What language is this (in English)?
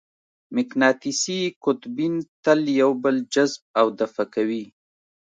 Pashto